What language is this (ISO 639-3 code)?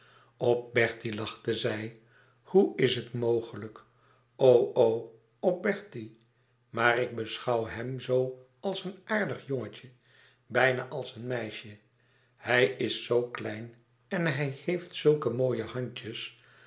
nld